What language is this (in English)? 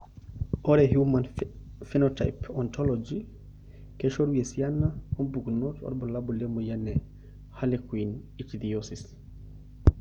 Masai